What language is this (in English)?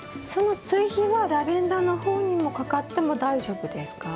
Japanese